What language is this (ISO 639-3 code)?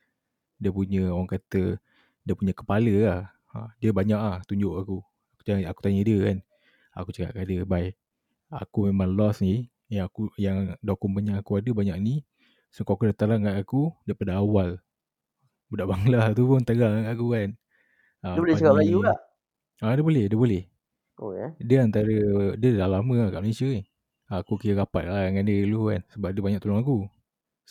msa